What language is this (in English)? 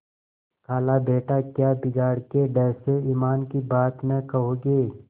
Hindi